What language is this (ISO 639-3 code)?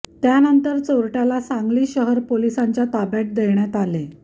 mar